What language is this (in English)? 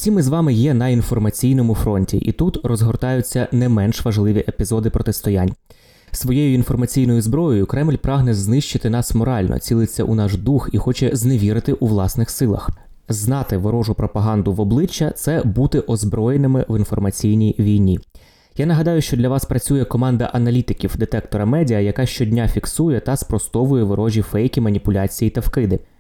Ukrainian